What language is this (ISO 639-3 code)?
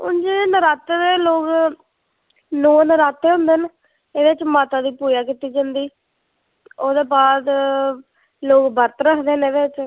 doi